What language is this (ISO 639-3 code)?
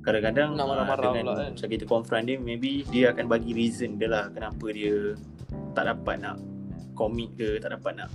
msa